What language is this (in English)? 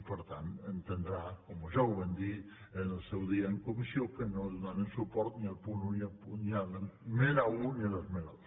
Catalan